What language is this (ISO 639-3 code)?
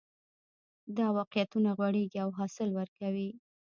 pus